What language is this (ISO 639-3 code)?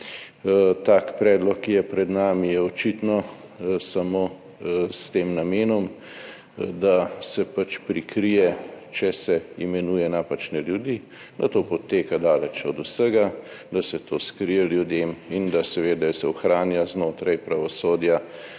slv